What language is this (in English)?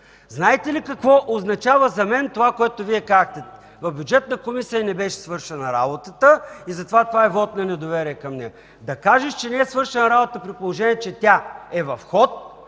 Bulgarian